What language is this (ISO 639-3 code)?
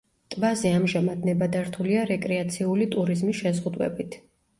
kat